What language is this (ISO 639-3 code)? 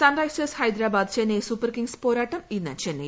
mal